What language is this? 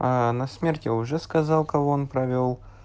Russian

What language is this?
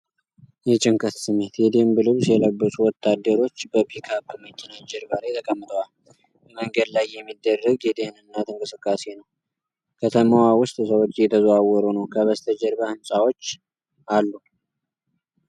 Amharic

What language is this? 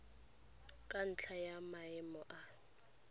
Tswana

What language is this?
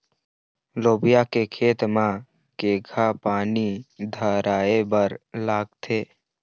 Chhattisgarhi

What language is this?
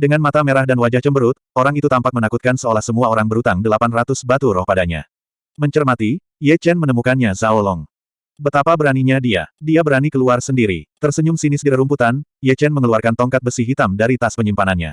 Indonesian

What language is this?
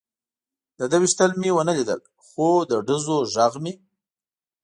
Pashto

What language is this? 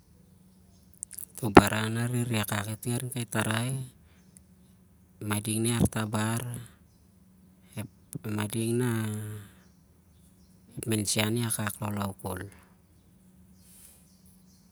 Siar-Lak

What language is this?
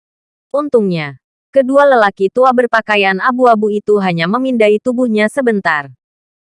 Indonesian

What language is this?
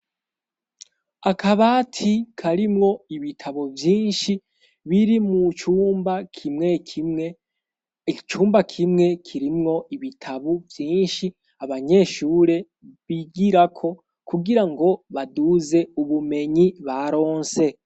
Rundi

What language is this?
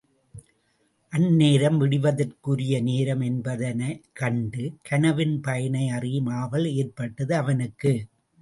Tamil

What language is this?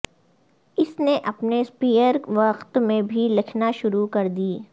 Urdu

